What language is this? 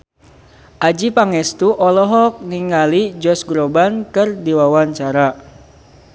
Sundanese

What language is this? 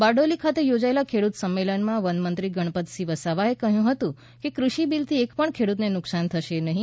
Gujarati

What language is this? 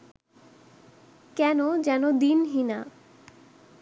Bangla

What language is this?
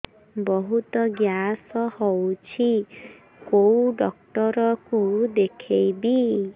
Odia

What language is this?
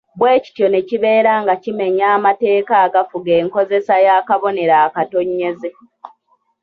Ganda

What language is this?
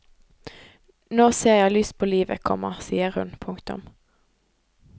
Norwegian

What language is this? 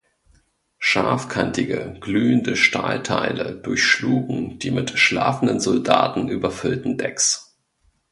German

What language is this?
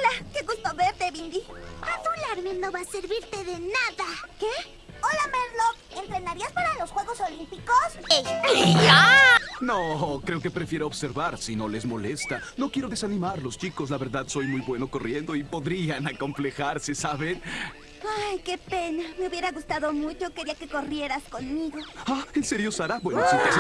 Spanish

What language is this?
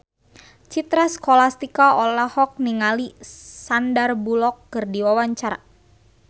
Sundanese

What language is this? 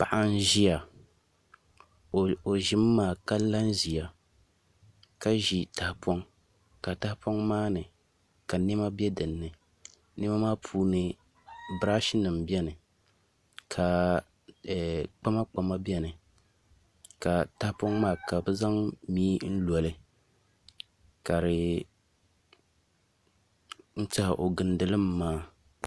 Dagbani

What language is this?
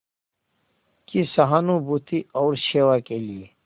Hindi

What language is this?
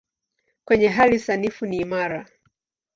Swahili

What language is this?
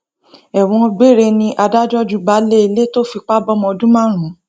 Yoruba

